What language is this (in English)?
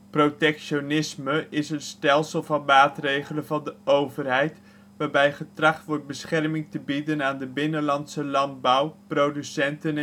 Dutch